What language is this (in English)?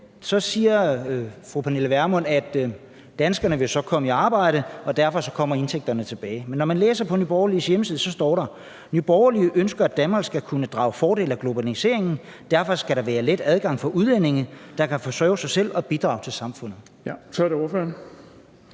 Danish